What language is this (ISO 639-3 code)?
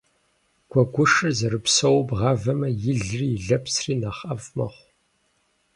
kbd